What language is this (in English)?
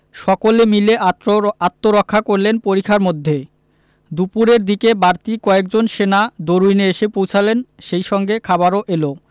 Bangla